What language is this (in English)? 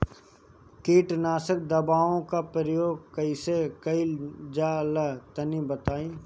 Bhojpuri